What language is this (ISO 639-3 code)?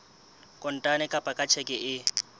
sot